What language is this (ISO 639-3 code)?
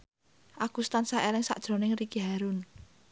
jav